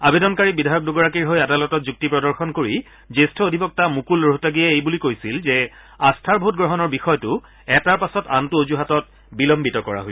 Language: Assamese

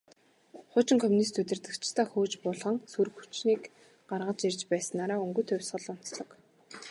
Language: Mongolian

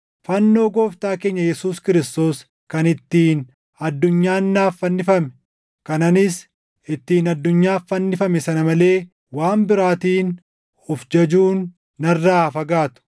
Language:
Oromo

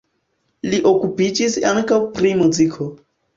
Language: Esperanto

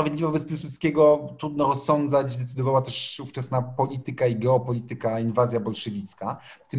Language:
Polish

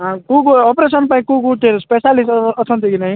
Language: Odia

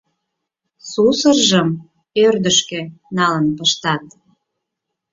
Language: Mari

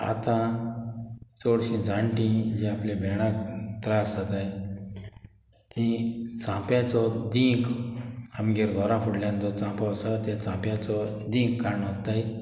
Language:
Konkani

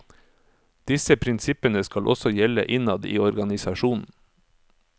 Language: Norwegian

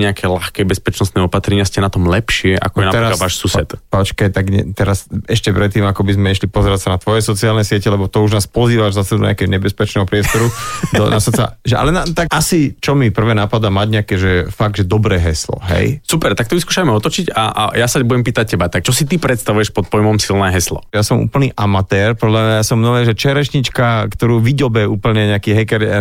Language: Slovak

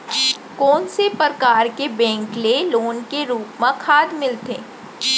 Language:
Chhattisgarhi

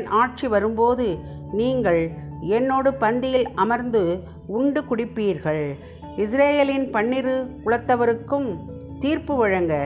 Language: Tamil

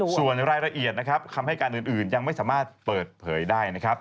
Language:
Thai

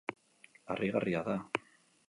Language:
Basque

